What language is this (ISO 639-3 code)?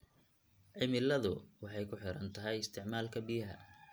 som